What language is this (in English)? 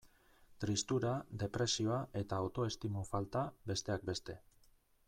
Basque